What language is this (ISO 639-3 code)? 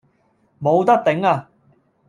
yue